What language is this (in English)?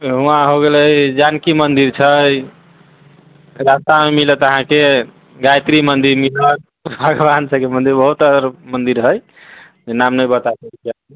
Maithili